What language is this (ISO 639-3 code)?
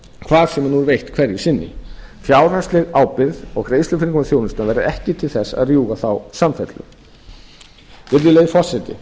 isl